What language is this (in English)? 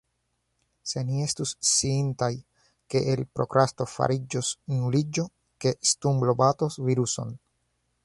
Esperanto